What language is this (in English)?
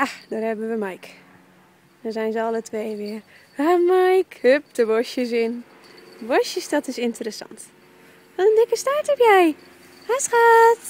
Dutch